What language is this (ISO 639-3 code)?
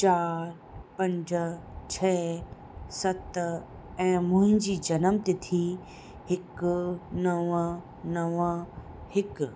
snd